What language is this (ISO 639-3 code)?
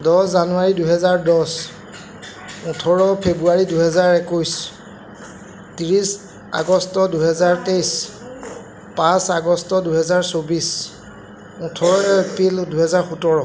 asm